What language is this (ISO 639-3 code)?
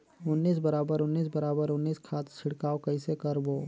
hne